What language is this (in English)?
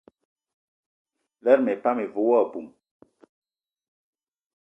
Eton (Cameroon)